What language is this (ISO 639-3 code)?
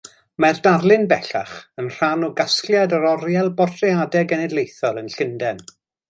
cym